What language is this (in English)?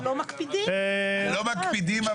Hebrew